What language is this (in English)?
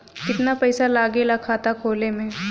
Bhojpuri